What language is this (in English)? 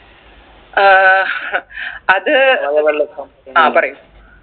Malayalam